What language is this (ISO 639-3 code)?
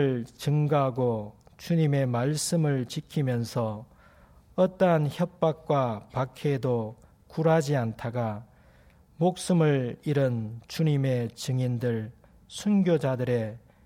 kor